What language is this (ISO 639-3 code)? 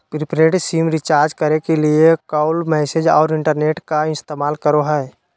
mag